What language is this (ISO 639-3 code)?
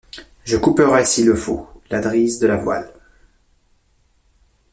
fra